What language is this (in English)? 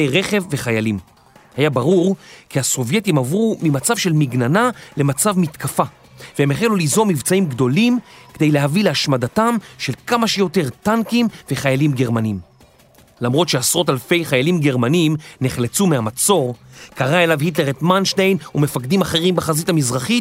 Hebrew